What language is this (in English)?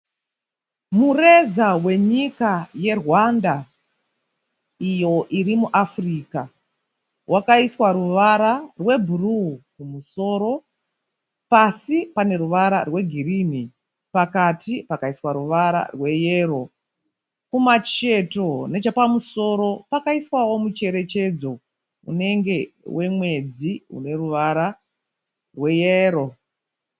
Shona